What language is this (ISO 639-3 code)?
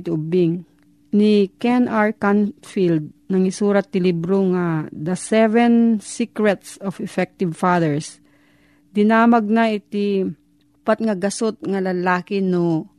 fil